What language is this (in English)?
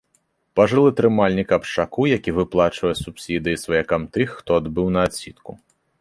Belarusian